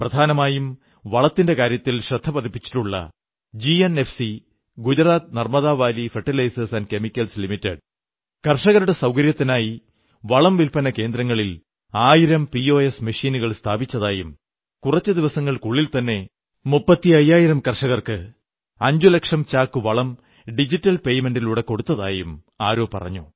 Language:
Malayalam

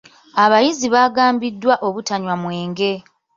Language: Ganda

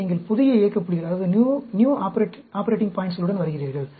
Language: Tamil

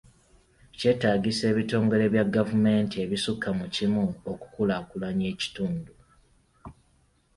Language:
Ganda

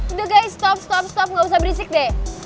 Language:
Indonesian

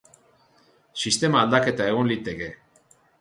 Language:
Basque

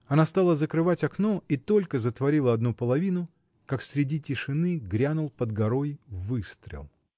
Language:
Russian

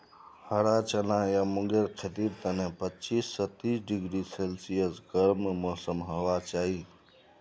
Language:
Magahi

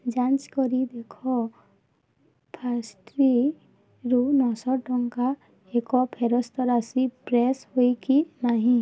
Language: Odia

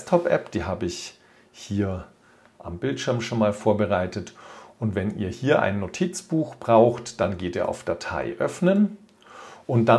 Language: German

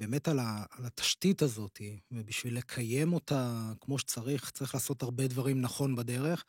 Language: Hebrew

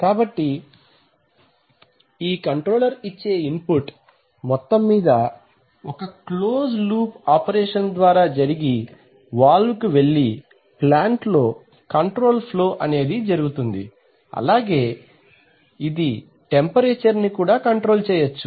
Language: Telugu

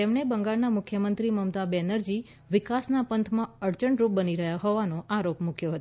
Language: Gujarati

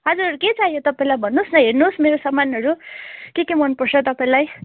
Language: Nepali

